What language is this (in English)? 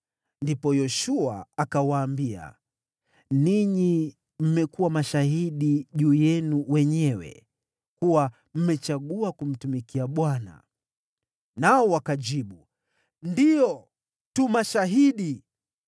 Swahili